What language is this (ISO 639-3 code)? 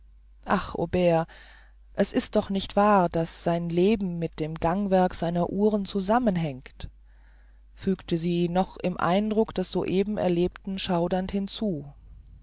deu